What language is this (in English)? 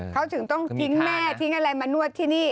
Thai